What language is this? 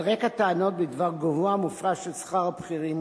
Hebrew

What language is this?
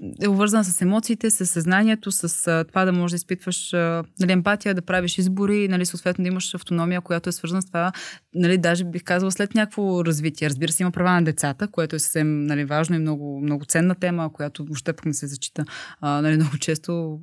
Bulgarian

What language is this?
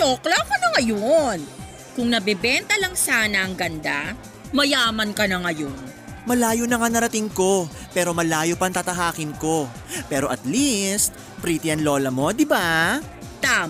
Filipino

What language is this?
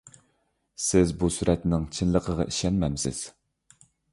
Uyghur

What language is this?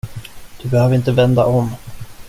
Swedish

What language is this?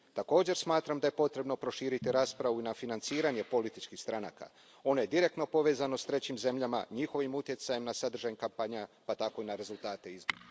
Croatian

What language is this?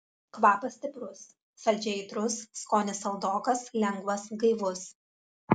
Lithuanian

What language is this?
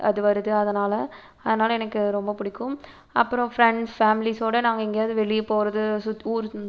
Tamil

